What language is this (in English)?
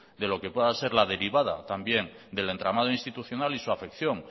Spanish